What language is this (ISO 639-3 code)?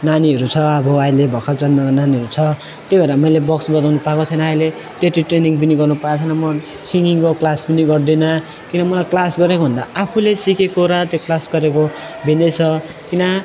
nep